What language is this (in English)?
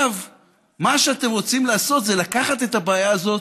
Hebrew